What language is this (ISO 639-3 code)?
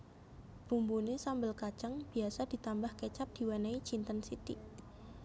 jav